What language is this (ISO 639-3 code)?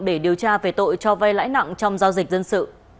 vie